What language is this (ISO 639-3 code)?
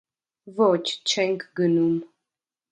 hye